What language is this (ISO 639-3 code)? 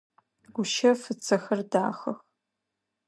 ady